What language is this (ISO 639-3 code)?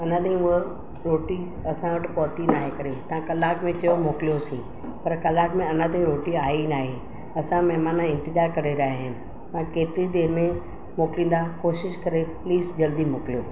snd